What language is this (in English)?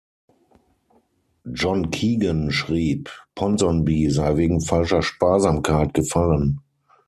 German